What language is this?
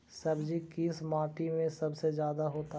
Magahi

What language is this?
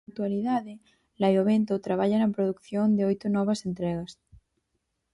Galician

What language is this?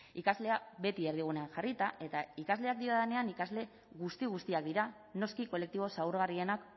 Basque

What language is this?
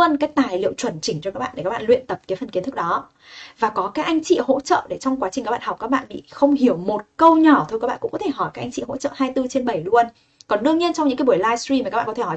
Vietnamese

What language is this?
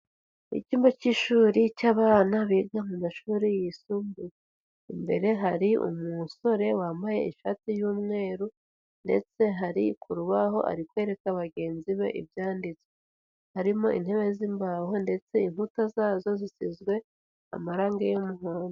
Kinyarwanda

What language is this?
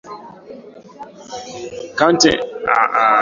Swahili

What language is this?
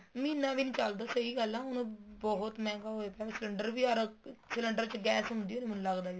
Punjabi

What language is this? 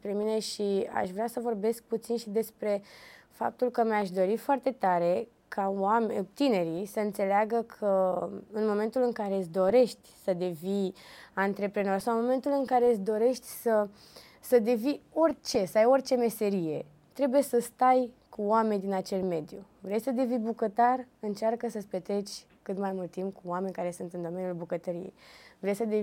Romanian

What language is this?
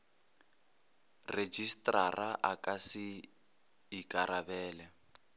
Northern Sotho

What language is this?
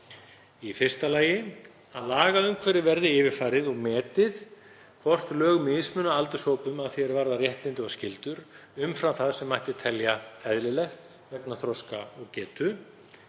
Icelandic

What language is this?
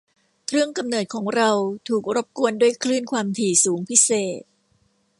Thai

